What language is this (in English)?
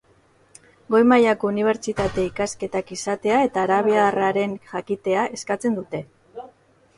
Basque